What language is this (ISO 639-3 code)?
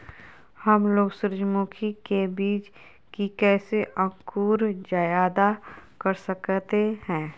mag